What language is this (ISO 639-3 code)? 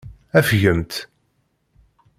kab